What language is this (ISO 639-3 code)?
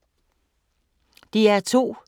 dan